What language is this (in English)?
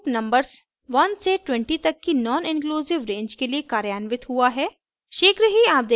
Hindi